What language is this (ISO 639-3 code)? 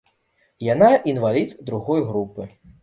bel